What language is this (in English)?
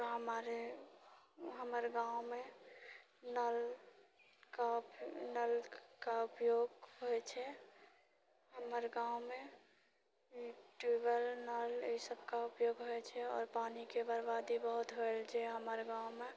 Maithili